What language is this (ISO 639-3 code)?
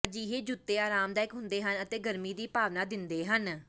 pan